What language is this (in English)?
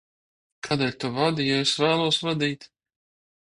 Latvian